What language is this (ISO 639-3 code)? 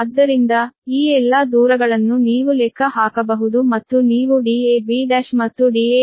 kan